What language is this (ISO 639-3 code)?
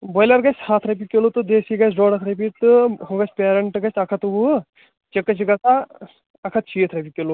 kas